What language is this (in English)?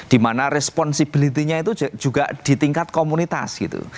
Indonesian